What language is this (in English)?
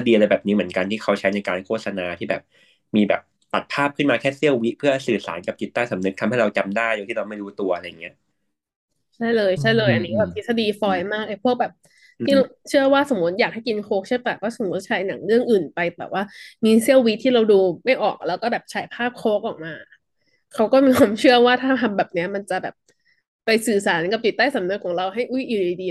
Thai